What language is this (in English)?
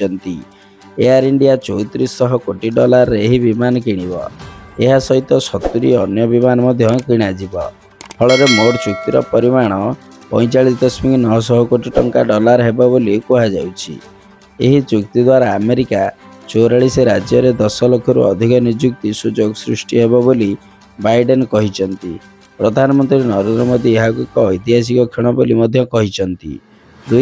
Odia